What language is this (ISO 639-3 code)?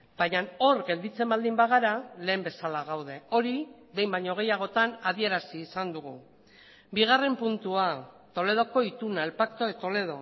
eus